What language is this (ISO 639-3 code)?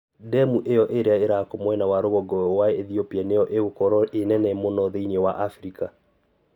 kik